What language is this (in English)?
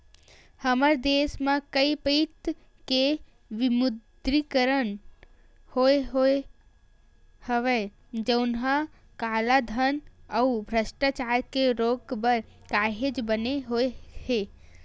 Chhattisgarhi